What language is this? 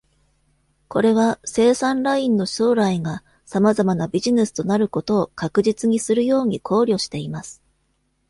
Japanese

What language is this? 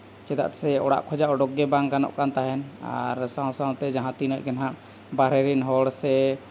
Santali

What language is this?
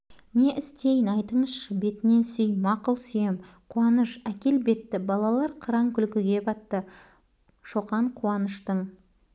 Kazakh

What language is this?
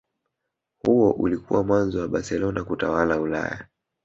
Swahili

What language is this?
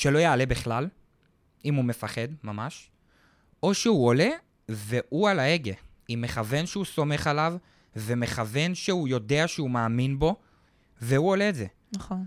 Hebrew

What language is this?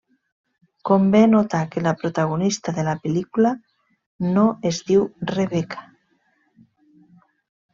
Catalan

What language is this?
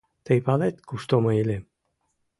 Mari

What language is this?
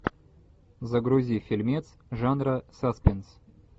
Russian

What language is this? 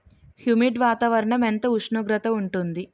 Telugu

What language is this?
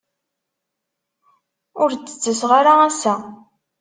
Kabyle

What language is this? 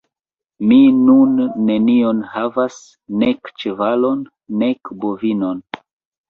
Esperanto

